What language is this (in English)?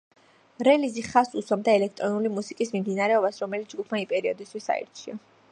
Georgian